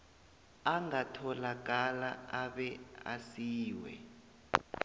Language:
South Ndebele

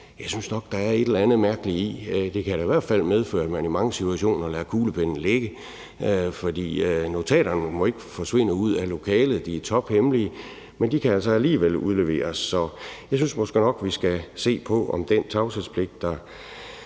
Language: Danish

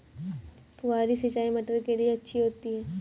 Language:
Hindi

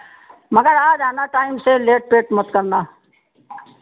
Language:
Hindi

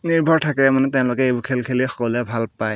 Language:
Assamese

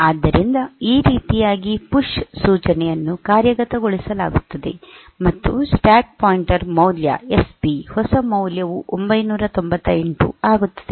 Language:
Kannada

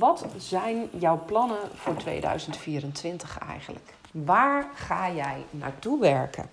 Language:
Dutch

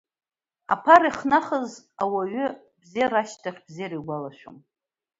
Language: Abkhazian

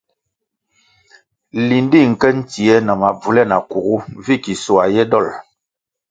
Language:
Kwasio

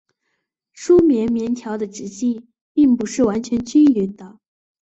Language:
Chinese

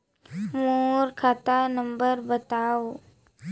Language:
Chhattisgarhi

